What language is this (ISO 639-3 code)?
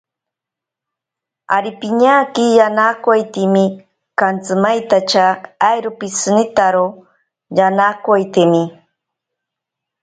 prq